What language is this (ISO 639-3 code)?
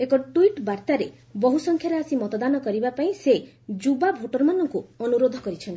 ori